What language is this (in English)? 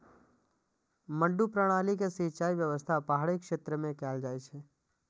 Maithili